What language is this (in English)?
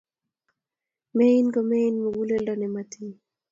Kalenjin